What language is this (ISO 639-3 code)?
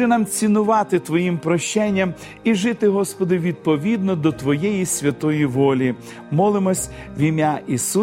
ukr